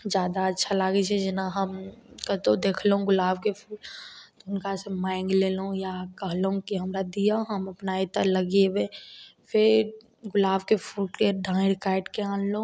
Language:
Maithili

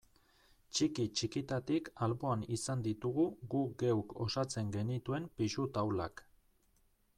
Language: Basque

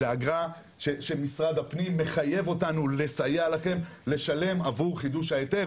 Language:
Hebrew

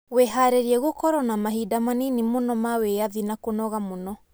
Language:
Kikuyu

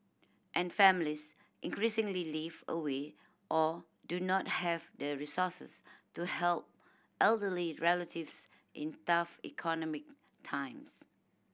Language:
English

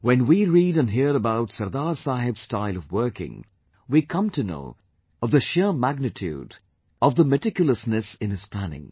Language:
English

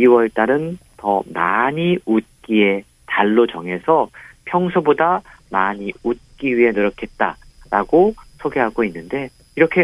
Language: Korean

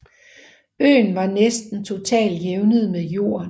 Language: Danish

